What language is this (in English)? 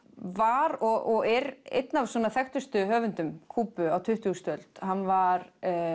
Icelandic